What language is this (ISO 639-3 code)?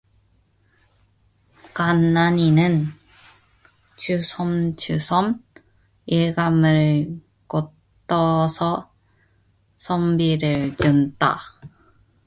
kor